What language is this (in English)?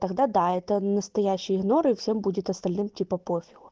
Russian